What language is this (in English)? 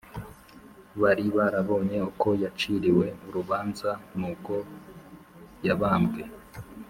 Kinyarwanda